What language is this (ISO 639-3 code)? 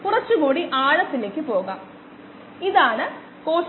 mal